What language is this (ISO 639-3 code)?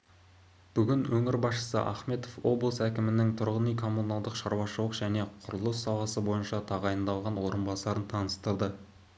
kaz